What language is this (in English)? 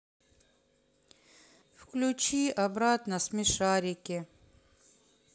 Russian